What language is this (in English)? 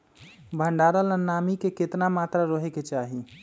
Magahi